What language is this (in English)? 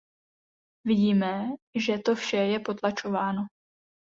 Czech